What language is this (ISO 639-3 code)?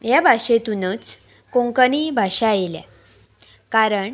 kok